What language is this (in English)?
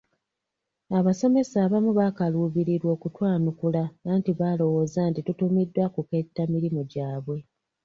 Ganda